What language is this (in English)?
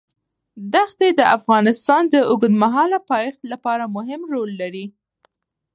Pashto